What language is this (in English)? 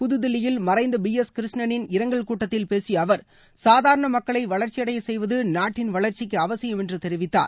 Tamil